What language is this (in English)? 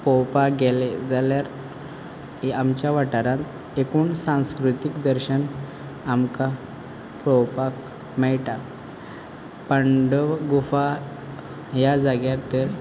Konkani